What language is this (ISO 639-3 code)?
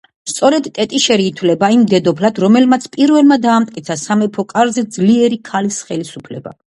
kat